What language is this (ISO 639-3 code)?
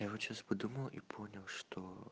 rus